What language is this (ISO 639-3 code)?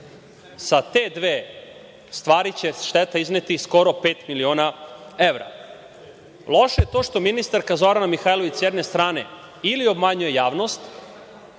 srp